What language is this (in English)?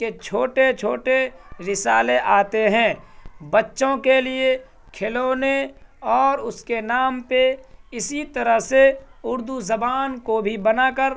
Urdu